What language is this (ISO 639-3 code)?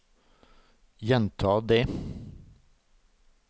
nor